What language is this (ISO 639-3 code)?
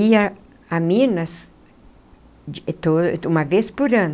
por